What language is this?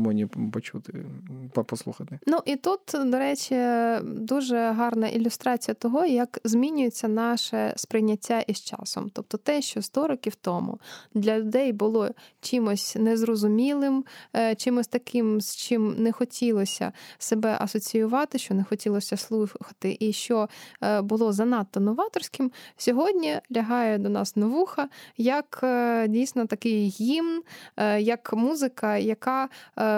Ukrainian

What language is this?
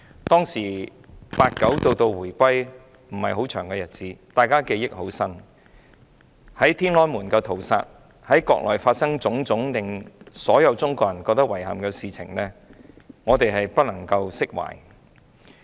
Cantonese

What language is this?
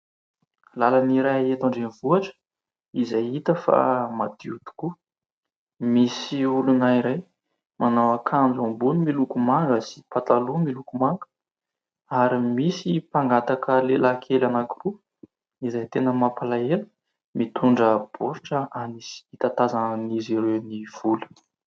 Malagasy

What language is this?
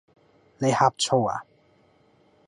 Cantonese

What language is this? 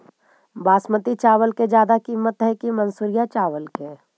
Magahi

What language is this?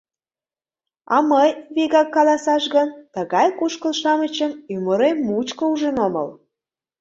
Mari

